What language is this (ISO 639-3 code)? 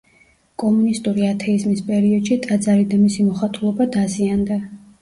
kat